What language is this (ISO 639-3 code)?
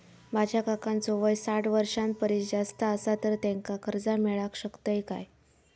mar